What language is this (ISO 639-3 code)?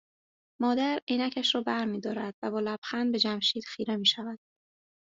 fas